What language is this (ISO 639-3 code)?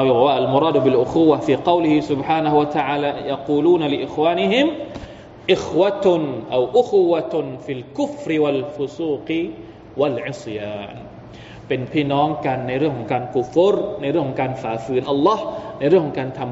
tha